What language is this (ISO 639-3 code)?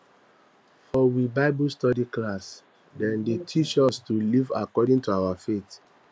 pcm